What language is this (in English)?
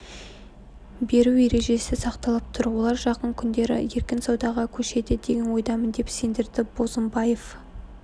Kazakh